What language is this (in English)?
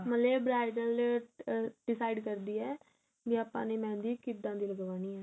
Punjabi